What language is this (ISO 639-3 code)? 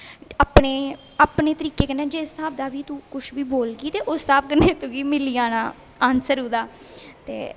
doi